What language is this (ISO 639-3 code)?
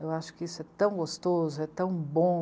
por